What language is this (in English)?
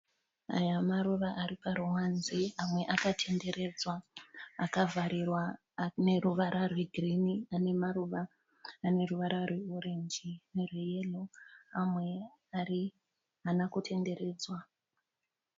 Shona